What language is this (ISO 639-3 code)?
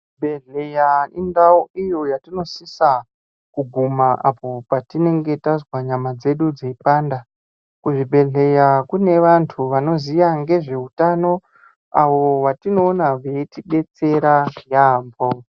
ndc